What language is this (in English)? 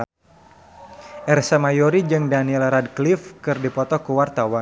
Sundanese